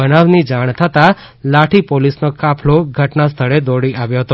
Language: Gujarati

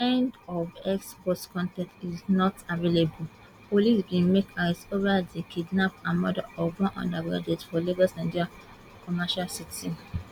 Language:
Nigerian Pidgin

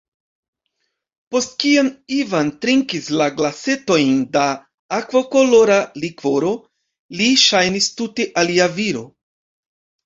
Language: Esperanto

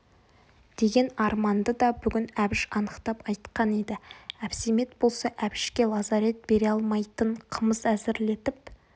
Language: Kazakh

